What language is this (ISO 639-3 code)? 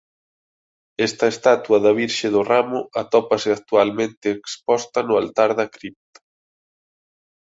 glg